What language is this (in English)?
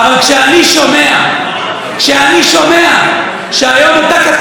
Hebrew